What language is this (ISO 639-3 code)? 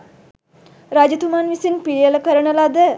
sin